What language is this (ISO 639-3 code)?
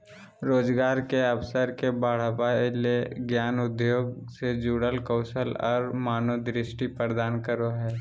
mag